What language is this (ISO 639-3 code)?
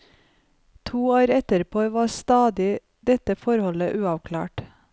nor